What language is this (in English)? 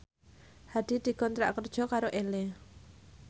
Javanese